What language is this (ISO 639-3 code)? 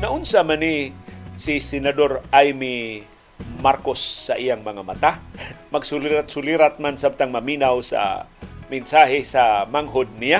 fil